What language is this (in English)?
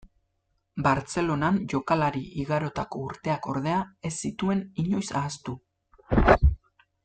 Basque